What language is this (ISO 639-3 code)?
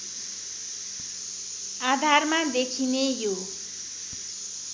nep